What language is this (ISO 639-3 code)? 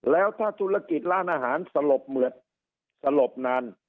tha